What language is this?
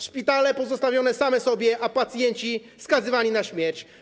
Polish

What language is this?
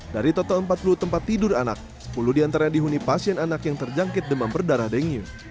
Indonesian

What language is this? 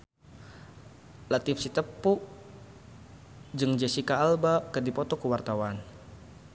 Sundanese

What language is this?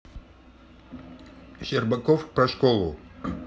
Russian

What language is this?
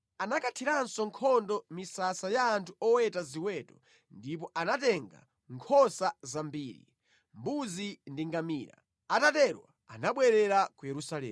Nyanja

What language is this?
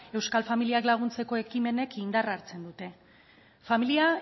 Basque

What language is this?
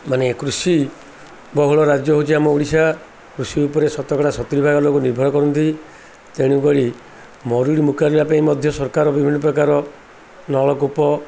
Odia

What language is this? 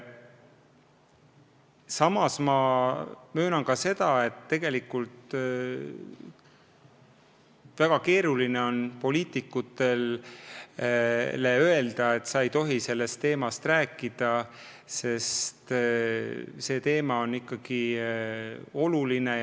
Estonian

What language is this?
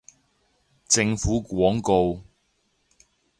Cantonese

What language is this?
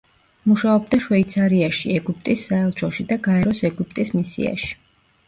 Georgian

